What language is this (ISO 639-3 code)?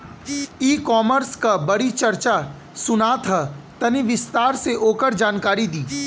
bho